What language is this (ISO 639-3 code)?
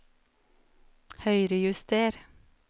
nor